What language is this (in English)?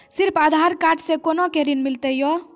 Maithili